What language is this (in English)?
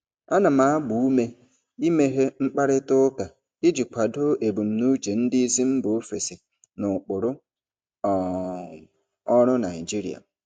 Igbo